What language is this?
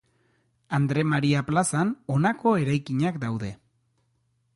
Basque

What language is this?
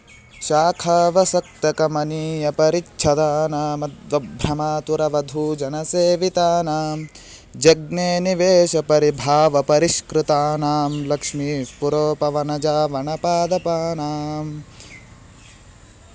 Sanskrit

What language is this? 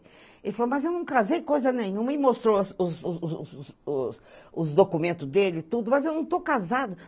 Portuguese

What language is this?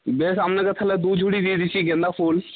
Bangla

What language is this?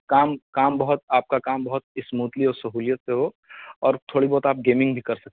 Urdu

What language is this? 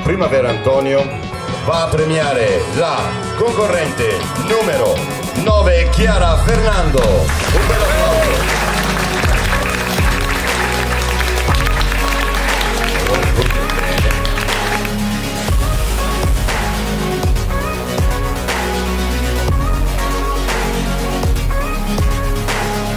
Italian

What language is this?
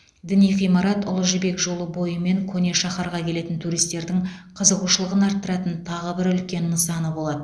Kazakh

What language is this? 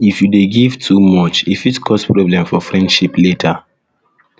Nigerian Pidgin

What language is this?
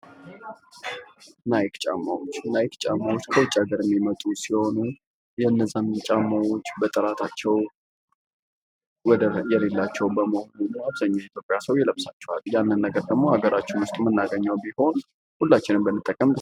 Amharic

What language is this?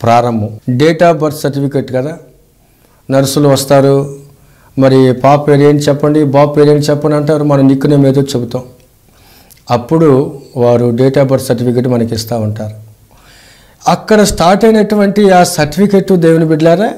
Hindi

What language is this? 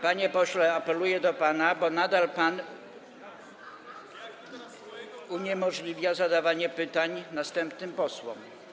Polish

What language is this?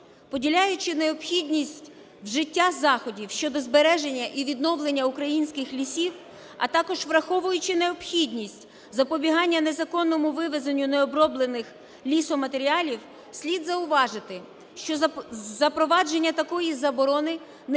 Ukrainian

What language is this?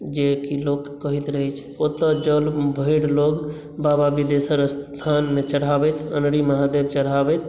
Maithili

